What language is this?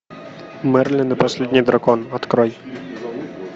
Russian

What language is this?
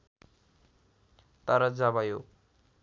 Nepali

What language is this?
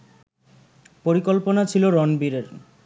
Bangla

